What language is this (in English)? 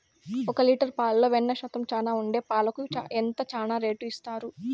Telugu